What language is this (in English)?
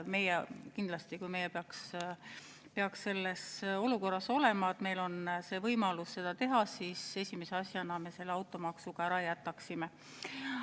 Estonian